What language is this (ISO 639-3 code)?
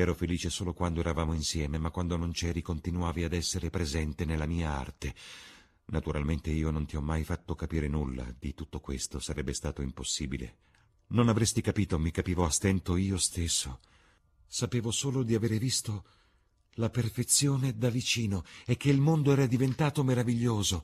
ita